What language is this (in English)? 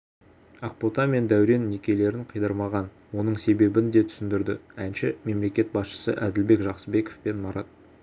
Kazakh